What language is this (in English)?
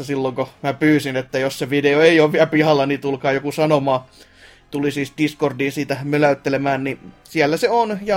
Finnish